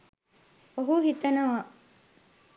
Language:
Sinhala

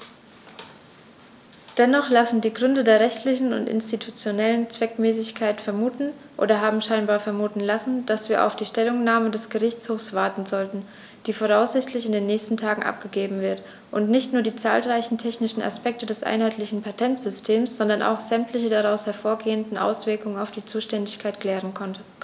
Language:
German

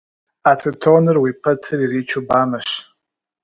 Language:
Kabardian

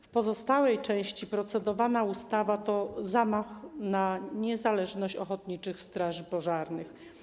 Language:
Polish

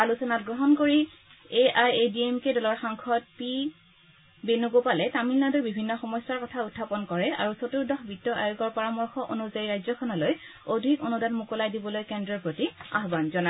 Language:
Assamese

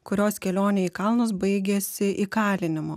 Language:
Lithuanian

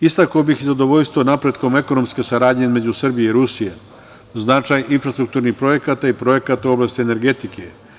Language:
Serbian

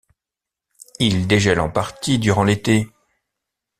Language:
French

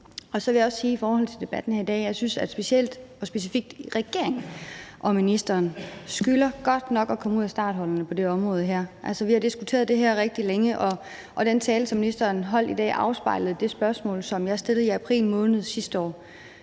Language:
Danish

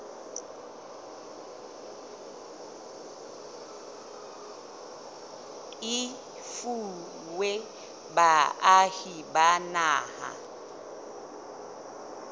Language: Southern Sotho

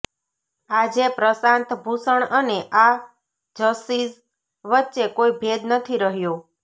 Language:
Gujarati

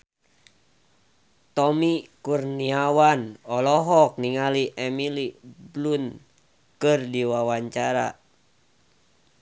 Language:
Sundanese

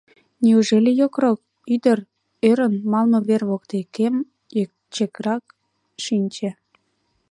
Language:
Mari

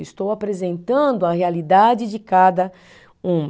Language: Portuguese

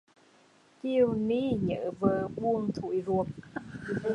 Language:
Vietnamese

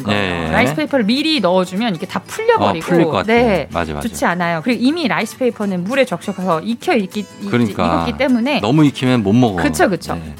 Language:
Korean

